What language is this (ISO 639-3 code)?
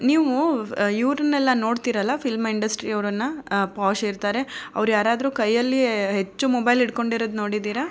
kan